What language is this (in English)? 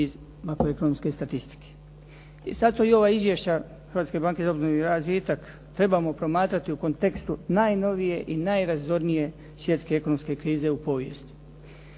Croatian